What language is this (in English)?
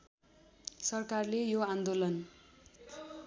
Nepali